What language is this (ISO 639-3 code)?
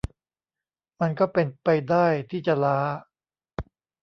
tha